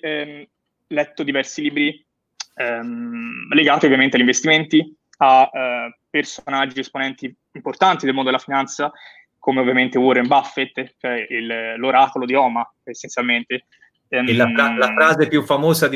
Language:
Italian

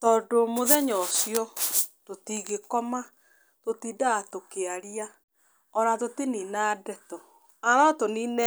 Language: Kikuyu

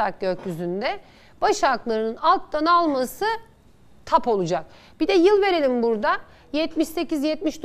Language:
Turkish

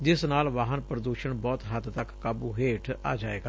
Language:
Punjabi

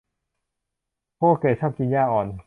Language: Thai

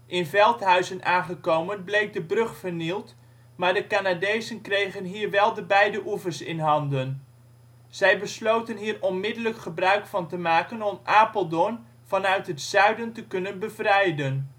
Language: Dutch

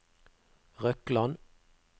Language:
Norwegian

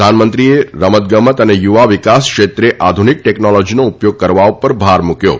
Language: Gujarati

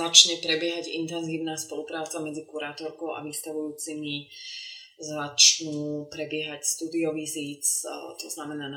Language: Slovak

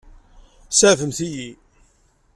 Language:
Kabyle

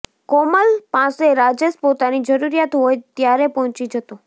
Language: Gujarati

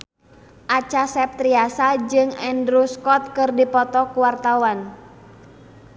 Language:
Sundanese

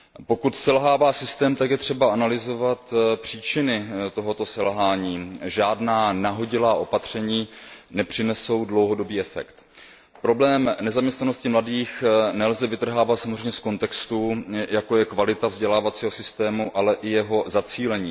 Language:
Czech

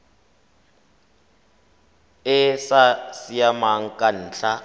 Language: Tswana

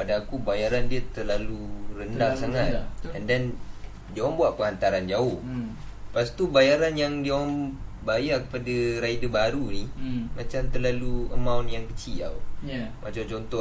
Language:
Malay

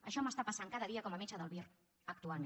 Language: Catalan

